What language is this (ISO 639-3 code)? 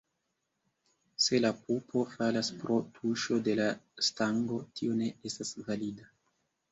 epo